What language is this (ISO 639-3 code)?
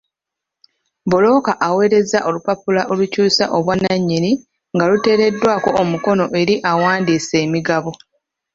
lug